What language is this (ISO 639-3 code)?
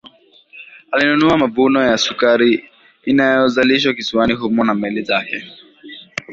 swa